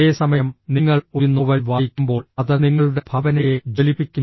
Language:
Malayalam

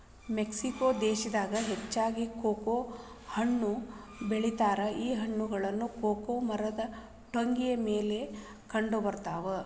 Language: Kannada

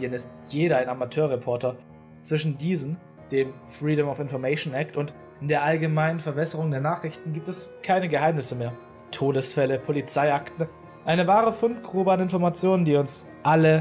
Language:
German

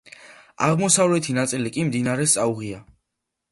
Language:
Georgian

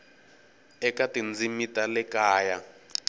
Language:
Tsonga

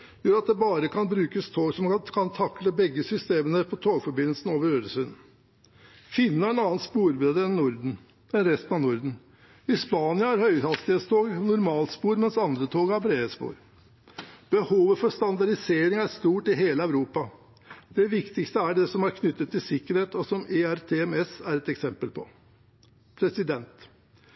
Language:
Norwegian Bokmål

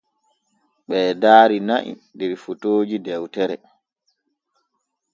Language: Borgu Fulfulde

